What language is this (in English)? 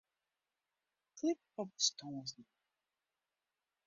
Western Frisian